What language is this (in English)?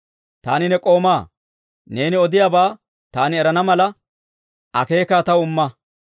Dawro